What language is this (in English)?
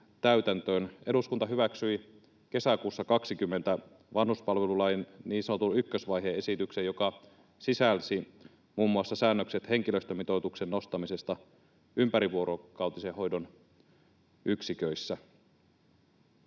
Finnish